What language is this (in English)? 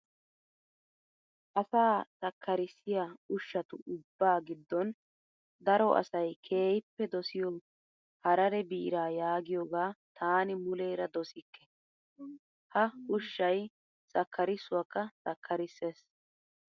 Wolaytta